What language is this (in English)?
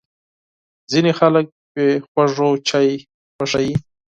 Pashto